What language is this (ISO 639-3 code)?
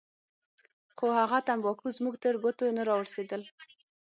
pus